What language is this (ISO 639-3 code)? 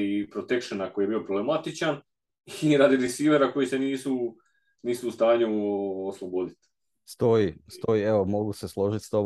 hrv